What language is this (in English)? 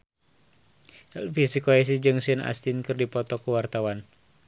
Sundanese